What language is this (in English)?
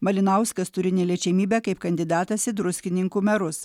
Lithuanian